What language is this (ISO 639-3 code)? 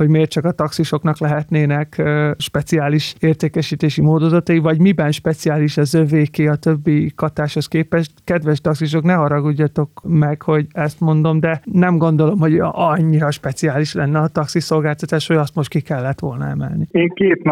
hun